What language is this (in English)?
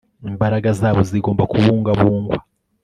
Kinyarwanda